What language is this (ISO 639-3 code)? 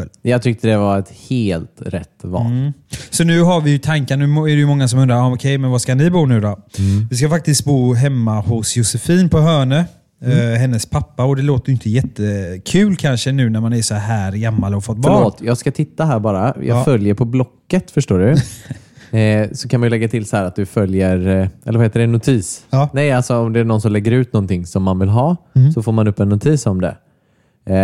swe